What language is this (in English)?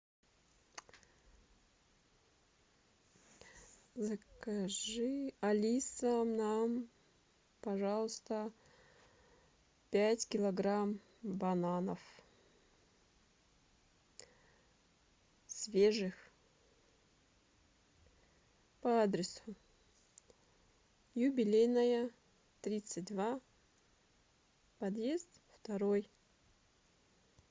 Russian